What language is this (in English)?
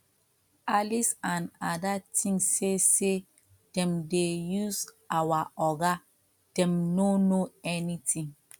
Nigerian Pidgin